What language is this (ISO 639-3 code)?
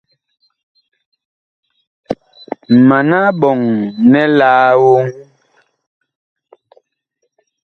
bkh